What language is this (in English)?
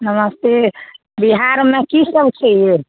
Maithili